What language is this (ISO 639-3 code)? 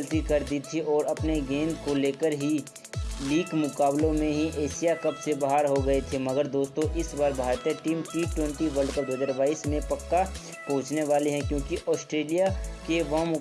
hin